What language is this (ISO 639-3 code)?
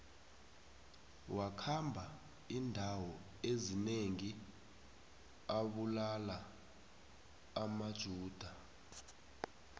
nbl